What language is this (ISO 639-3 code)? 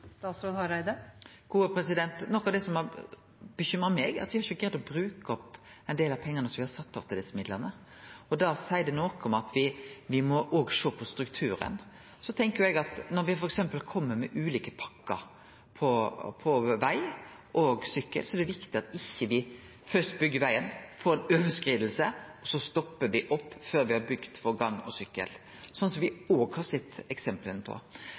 nno